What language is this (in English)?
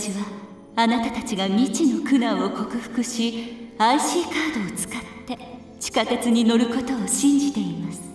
Japanese